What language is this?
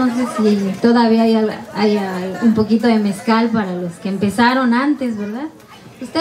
Spanish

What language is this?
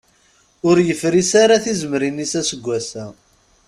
Kabyle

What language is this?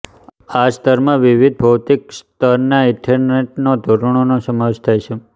Gujarati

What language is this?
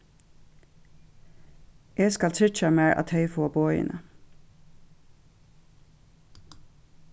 Faroese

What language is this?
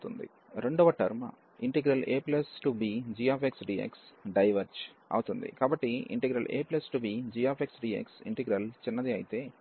Telugu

